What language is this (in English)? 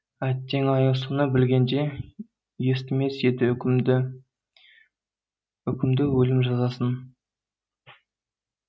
Kazakh